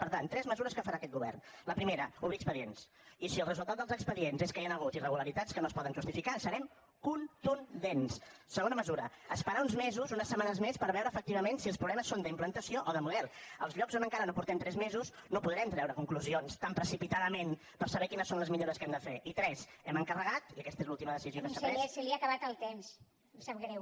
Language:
Catalan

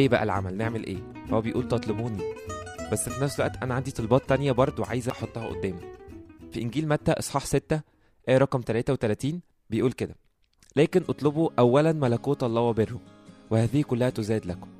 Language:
Arabic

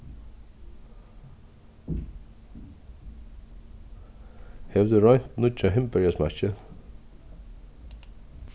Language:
Faroese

